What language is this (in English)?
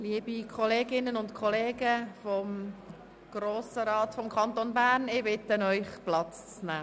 Swiss German